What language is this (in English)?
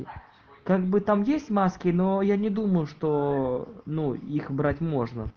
Russian